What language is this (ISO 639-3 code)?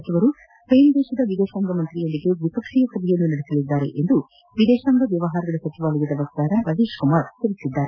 kan